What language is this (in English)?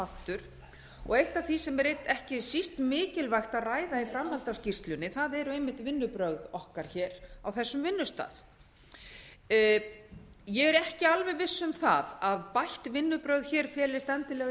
Icelandic